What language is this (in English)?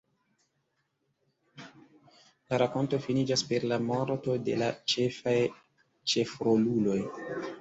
Esperanto